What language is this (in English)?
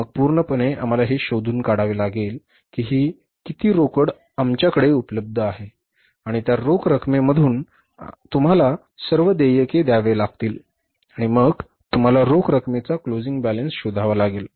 Marathi